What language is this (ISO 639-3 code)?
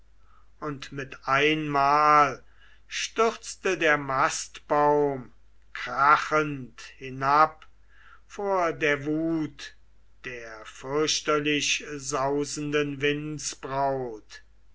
deu